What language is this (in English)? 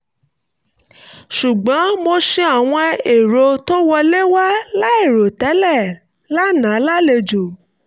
Yoruba